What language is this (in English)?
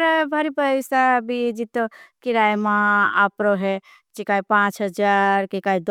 Bhili